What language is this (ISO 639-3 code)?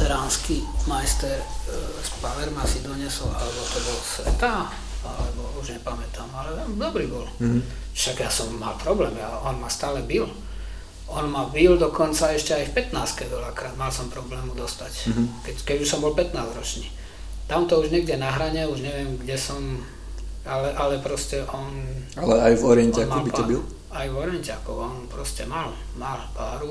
slk